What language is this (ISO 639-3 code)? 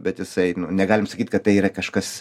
lit